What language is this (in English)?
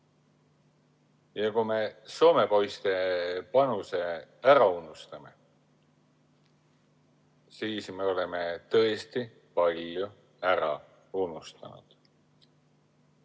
Estonian